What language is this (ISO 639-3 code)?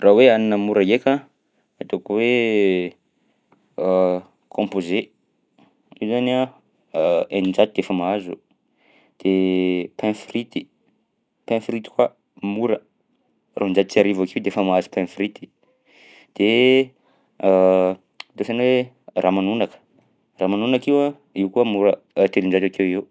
bzc